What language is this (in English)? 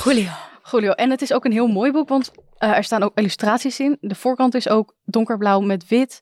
Dutch